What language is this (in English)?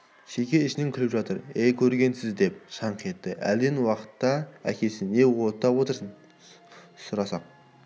Kazakh